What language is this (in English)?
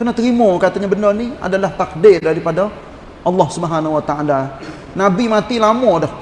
Malay